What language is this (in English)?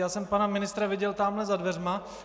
Czech